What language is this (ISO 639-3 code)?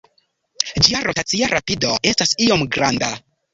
epo